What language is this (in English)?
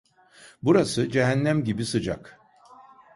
Turkish